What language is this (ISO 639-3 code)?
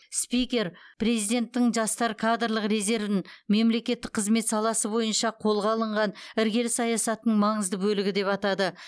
kaz